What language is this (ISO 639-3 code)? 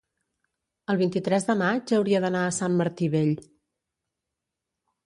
cat